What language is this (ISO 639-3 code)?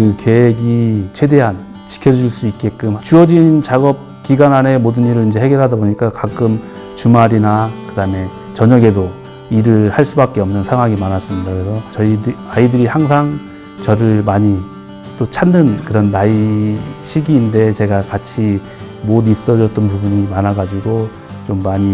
kor